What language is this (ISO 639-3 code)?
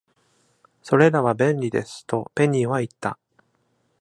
jpn